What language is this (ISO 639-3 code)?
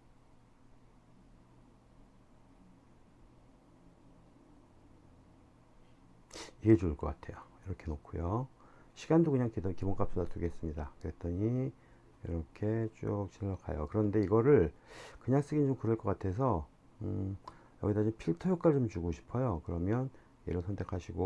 kor